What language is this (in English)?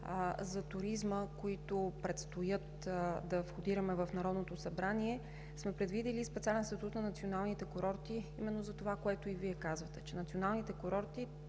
Bulgarian